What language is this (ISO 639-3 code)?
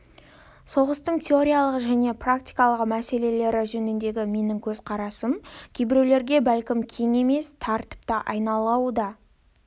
kaz